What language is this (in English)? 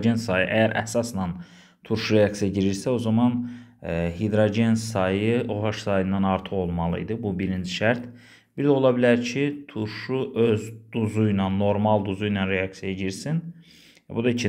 Turkish